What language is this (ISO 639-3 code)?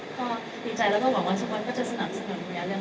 tha